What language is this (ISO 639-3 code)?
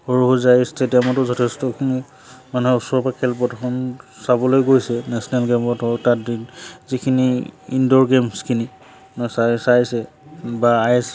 asm